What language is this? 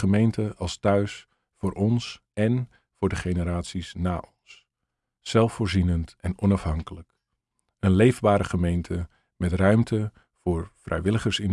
Dutch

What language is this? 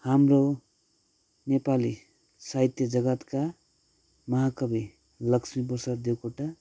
Nepali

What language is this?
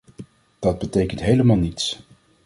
Dutch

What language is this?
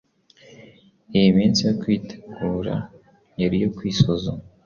Kinyarwanda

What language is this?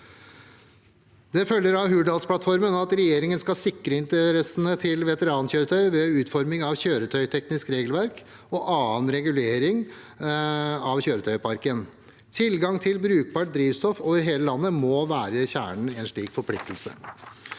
Norwegian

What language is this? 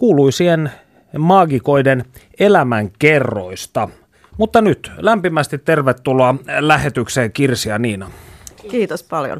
Finnish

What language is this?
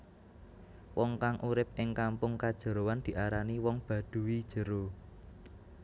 Javanese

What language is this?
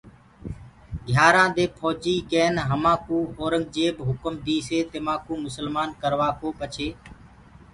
Gurgula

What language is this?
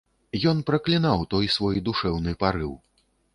Belarusian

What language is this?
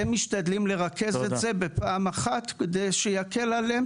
Hebrew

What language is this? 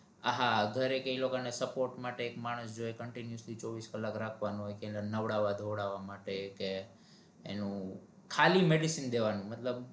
Gujarati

